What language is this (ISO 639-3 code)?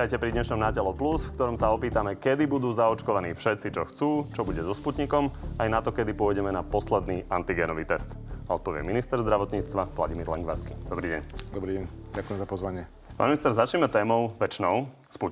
slk